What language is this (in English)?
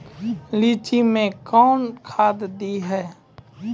Maithili